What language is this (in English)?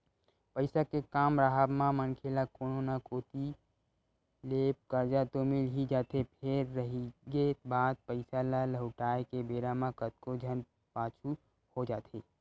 Chhattisgarhi